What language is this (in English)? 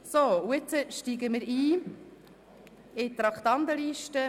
Swiss German